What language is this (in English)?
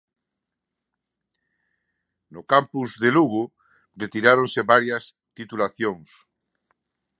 Galician